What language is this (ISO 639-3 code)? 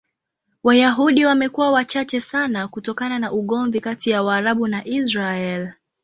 swa